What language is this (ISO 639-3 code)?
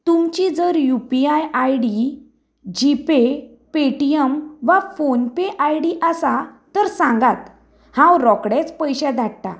kok